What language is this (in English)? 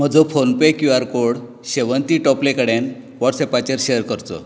Konkani